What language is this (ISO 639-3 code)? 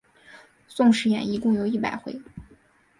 zho